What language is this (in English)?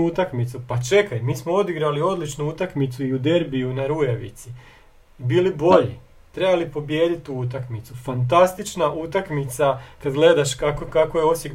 Croatian